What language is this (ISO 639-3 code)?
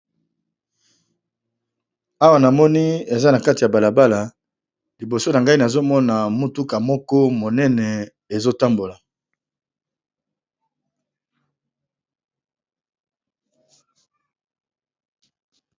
lin